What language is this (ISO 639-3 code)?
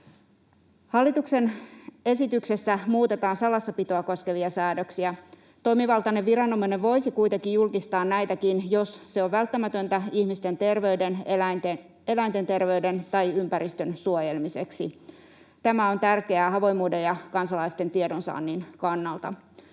fin